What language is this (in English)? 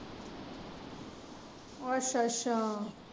Punjabi